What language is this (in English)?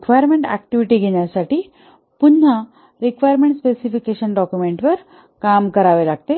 Marathi